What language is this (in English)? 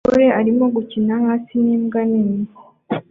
Kinyarwanda